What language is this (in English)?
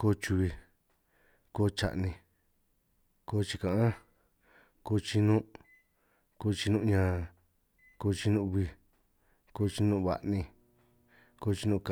San Martín Itunyoso Triqui